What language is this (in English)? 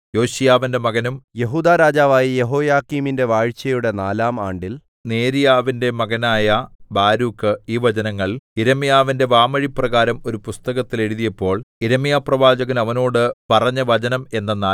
Malayalam